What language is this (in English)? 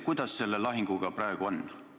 Estonian